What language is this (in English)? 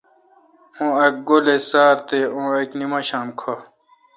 Kalkoti